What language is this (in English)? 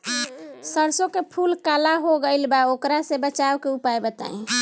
Bhojpuri